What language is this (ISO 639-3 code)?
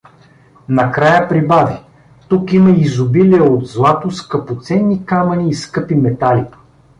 bul